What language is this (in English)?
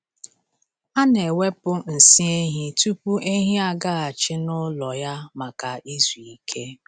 Igbo